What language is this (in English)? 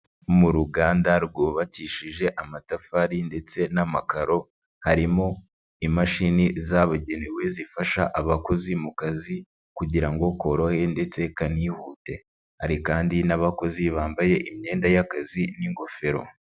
Kinyarwanda